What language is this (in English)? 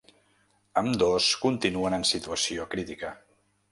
Catalan